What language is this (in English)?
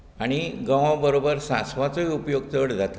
Konkani